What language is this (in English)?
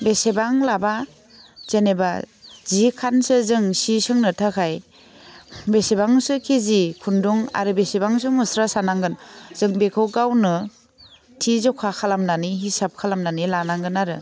Bodo